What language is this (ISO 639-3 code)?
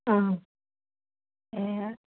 asm